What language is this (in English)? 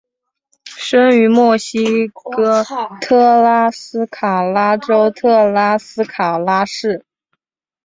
Chinese